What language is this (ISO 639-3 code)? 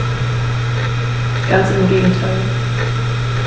deu